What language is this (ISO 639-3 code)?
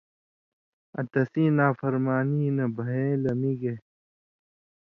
mvy